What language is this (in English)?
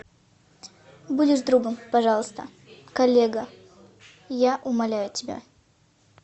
Russian